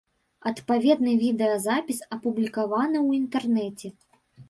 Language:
Belarusian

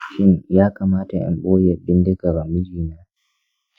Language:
Hausa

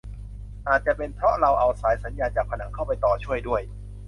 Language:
Thai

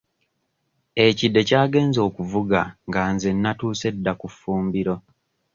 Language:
Ganda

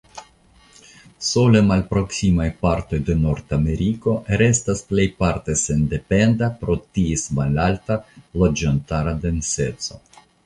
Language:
Esperanto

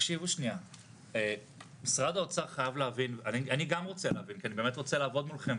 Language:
Hebrew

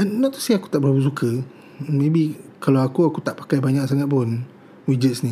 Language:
Malay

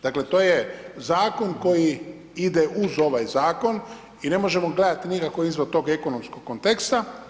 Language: Croatian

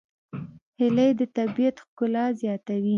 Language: Pashto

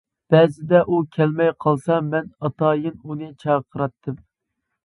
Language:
Uyghur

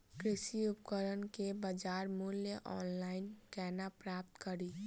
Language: Maithili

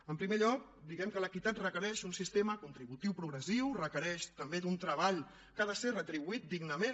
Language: Catalan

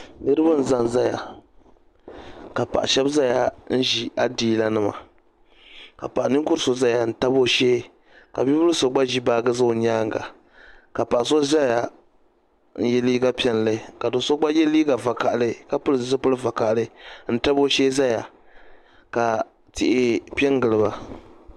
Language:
Dagbani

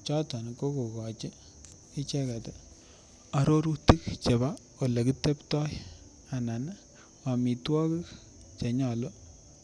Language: Kalenjin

